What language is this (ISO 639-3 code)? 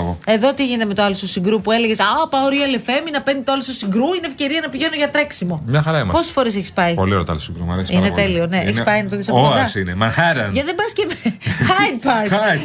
ell